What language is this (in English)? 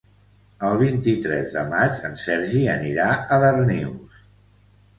Catalan